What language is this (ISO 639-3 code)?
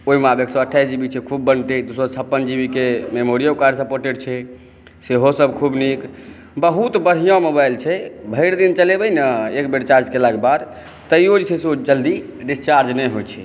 mai